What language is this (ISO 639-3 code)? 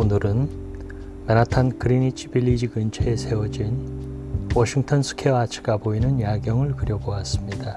kor